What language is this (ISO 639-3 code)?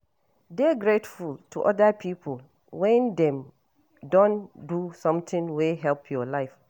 pcm